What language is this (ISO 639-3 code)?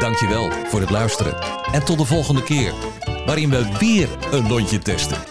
nld